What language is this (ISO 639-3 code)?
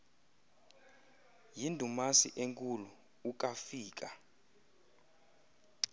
xho